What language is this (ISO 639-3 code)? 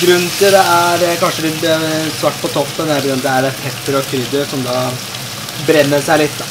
nor